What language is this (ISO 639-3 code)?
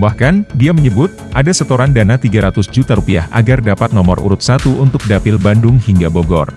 ind